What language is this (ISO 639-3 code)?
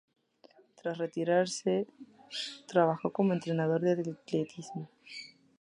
spa